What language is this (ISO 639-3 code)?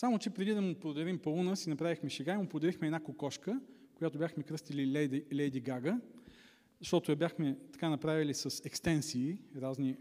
bul